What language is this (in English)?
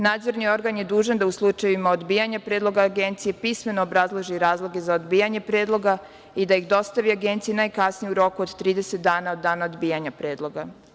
Serbian